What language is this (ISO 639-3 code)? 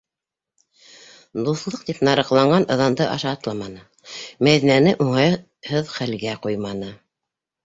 bak